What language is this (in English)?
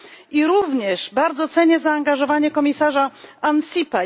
Polish